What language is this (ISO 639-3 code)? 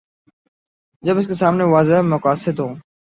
urd